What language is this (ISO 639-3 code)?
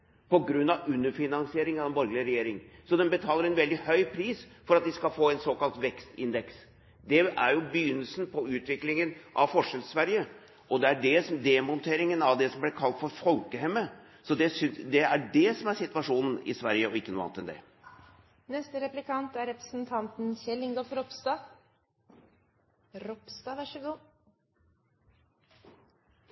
nob